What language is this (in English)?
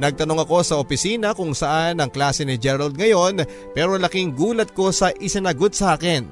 Filipino